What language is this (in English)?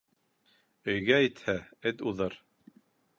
Bashkir